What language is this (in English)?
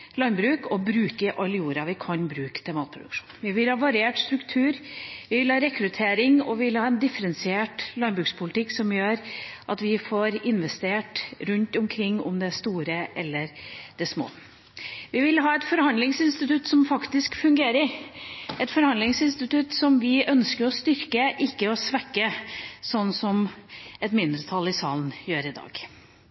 Norwegian Bokmål